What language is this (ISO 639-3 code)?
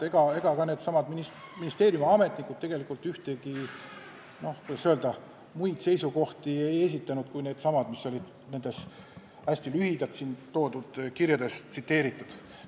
est